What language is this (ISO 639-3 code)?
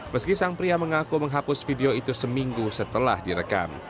ind